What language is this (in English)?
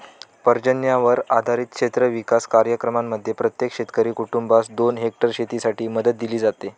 Marathi